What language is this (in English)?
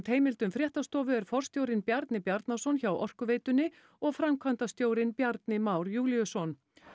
Icelandic